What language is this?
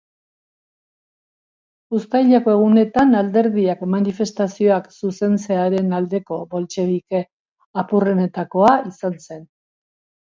Basque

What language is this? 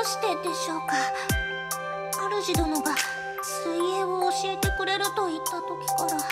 Japanese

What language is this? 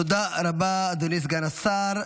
Hebrew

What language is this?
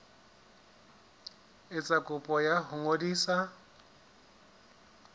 Southern Sotho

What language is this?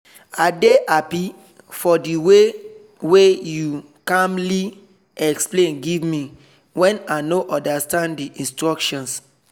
Nigerian Pidgin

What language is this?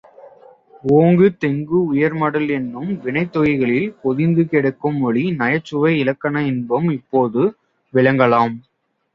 Tamil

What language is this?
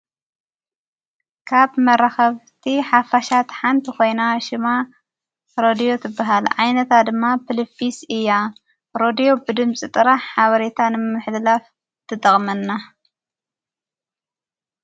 Tigrinya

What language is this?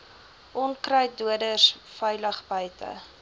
Afrikaans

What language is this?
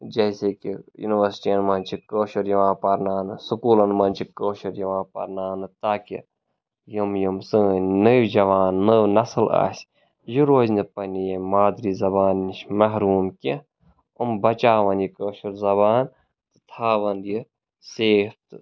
Kashmiri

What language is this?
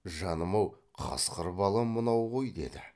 Kazakh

